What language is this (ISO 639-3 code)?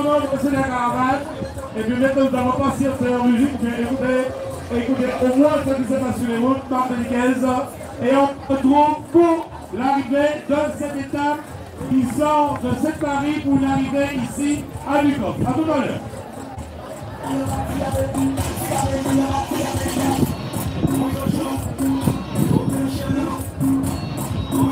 fra